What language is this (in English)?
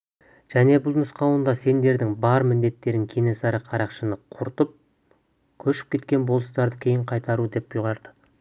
Kazakh